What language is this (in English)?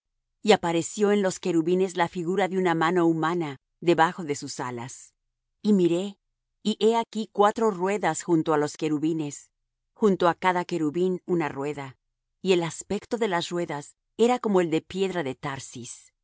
Spanish